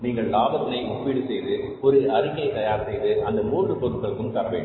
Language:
Tamil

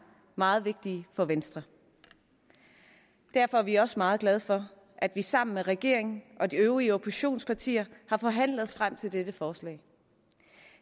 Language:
Danish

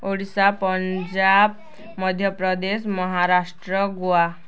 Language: Odia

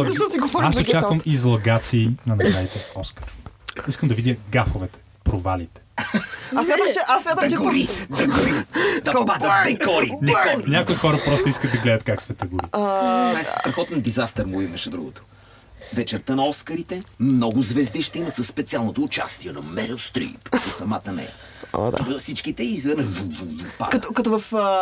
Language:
Bulgarian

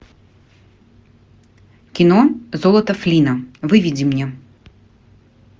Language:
Russian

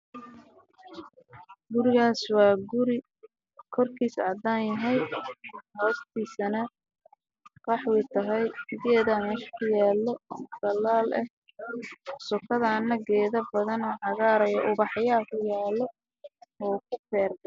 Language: Somali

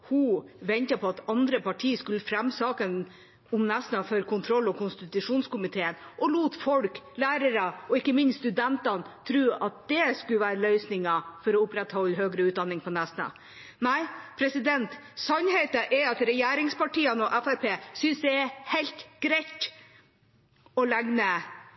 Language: Norwegian Bokmål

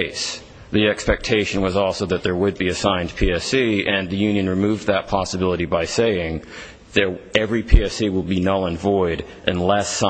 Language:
English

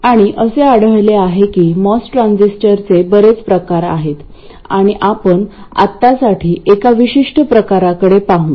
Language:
Marathi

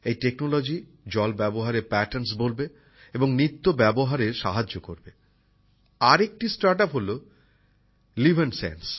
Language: Bangla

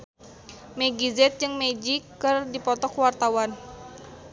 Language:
Sundanese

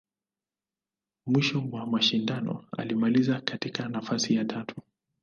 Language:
Swahili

